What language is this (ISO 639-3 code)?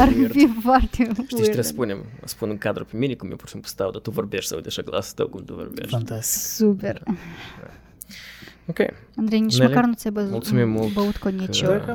ron